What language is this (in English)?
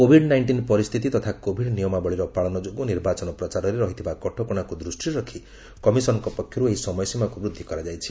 Odia